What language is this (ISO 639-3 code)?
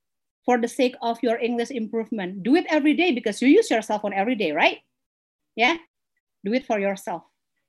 ind